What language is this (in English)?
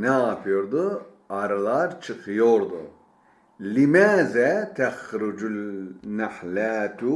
Turkish